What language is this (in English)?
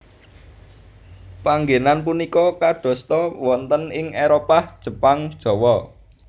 Javanese